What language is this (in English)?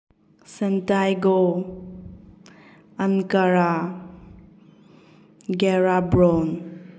Manipuri